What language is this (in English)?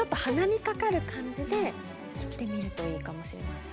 Japanese